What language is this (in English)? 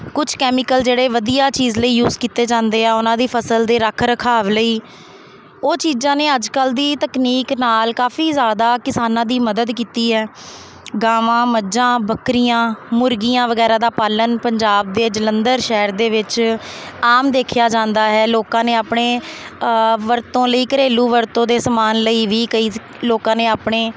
Punjabi